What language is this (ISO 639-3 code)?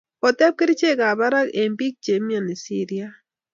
kln